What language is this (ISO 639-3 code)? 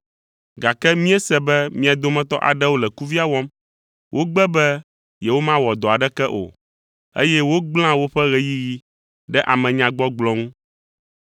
ewe